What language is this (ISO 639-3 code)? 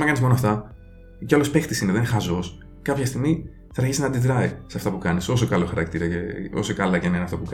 ell